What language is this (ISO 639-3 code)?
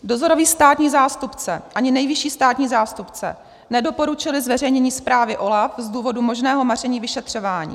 ces